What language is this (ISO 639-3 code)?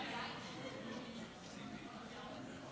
heb